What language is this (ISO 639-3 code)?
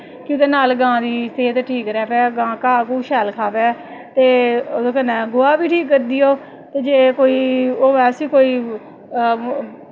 doi